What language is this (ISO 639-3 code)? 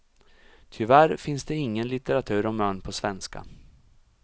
swe